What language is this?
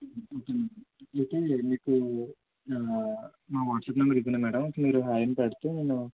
Telugu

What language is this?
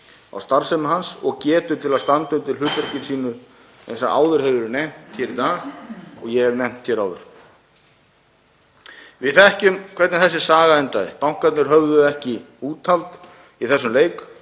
Icelandic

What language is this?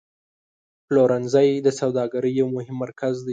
Pashto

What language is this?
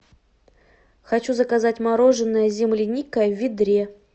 Russian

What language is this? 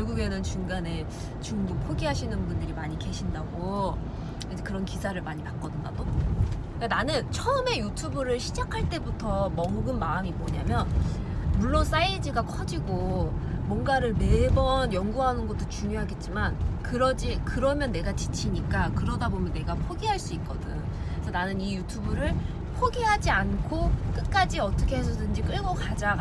Korean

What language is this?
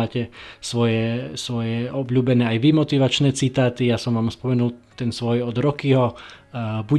Slovak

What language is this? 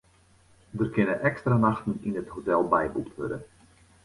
Western Frisian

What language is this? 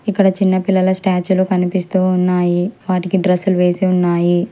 Telugu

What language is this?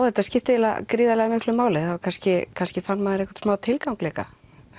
Icelandic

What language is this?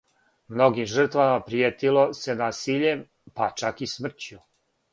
Serbian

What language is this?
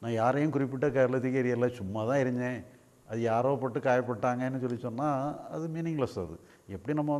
Portuguese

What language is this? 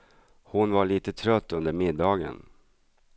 Swedish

